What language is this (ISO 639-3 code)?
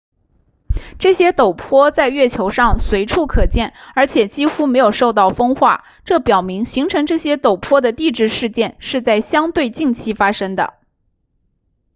zho